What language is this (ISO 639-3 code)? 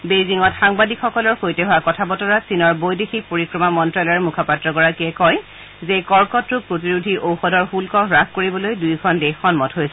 asm